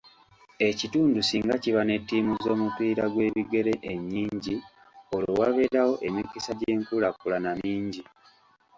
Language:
Ganda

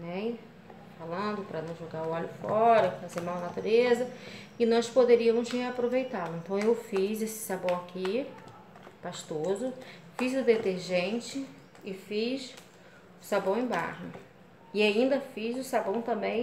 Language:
Portuguese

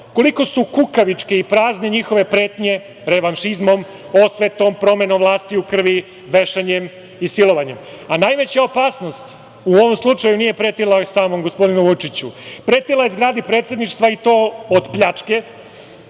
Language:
Serbian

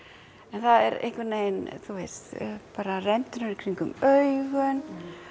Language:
Icelandic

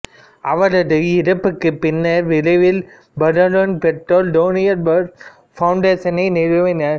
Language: Tamil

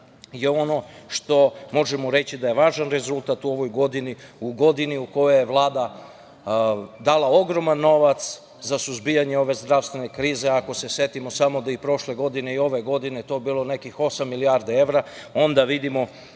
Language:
Serbian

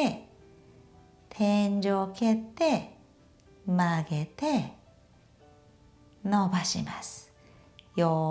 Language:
Japanese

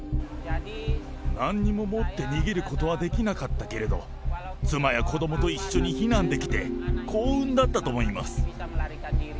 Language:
Japanese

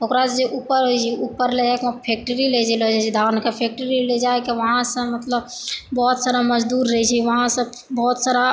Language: Maithili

